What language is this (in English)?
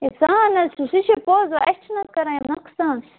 Kashmiri